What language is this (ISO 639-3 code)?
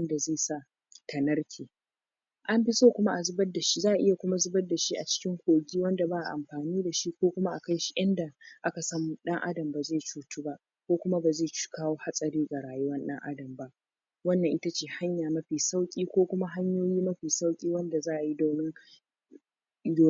hau